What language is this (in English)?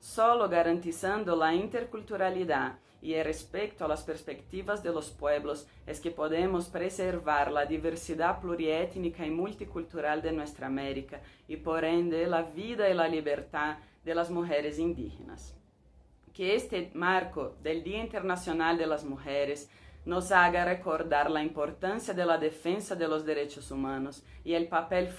Spanish